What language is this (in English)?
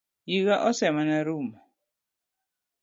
Luo (Kenya and Tanzania)